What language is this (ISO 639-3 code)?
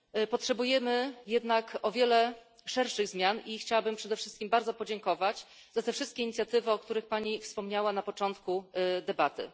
pol